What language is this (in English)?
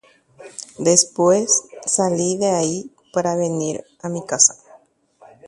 Guarani